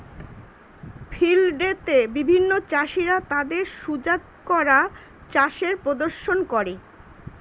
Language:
Bangla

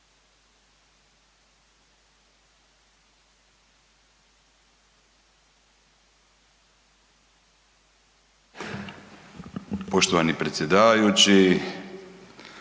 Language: Croatian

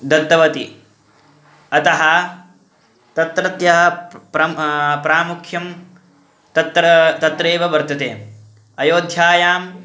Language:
Sanskrit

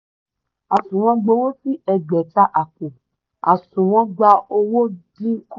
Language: Yoruba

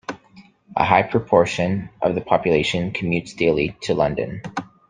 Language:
English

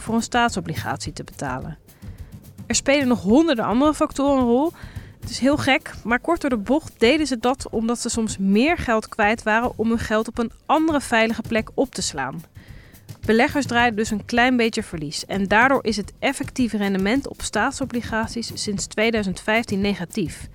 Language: Dutch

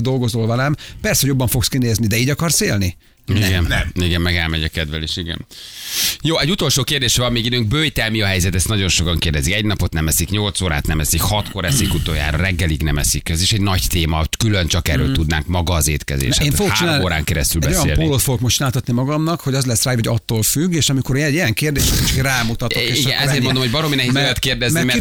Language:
Hungarian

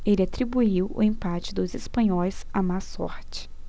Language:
Portuguese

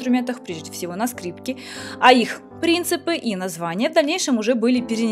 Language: Russian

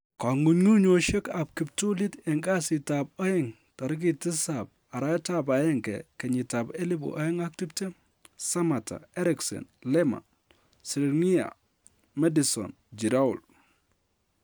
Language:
Kalenjin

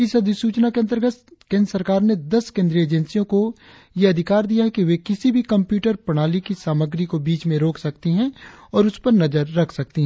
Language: Hindi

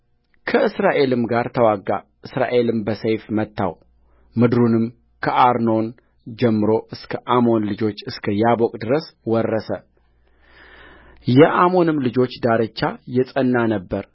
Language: Amharic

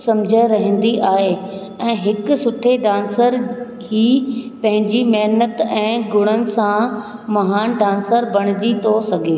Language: Sindhi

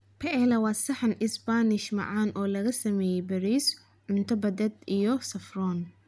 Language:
Somali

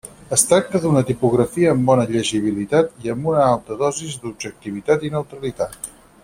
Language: Catalan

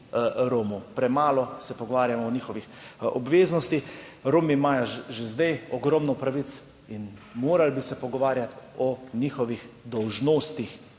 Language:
Slovenian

